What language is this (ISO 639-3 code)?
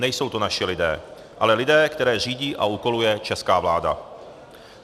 ces